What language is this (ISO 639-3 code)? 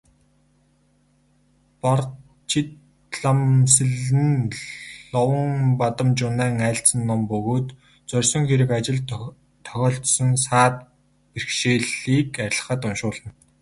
mon